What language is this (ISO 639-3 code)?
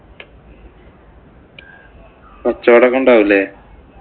mal